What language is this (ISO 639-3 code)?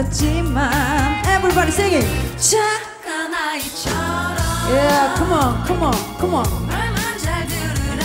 kor